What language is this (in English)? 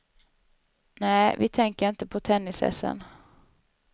Swedish